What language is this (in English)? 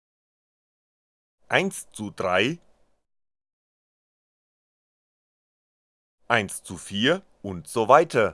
German